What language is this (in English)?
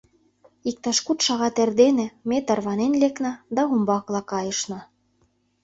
Mari